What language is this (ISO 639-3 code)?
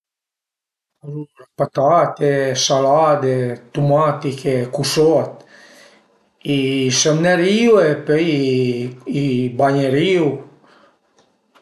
pms